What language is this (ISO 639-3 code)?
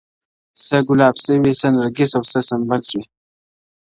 pus